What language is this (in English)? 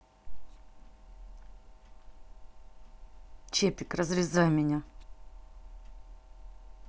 Russian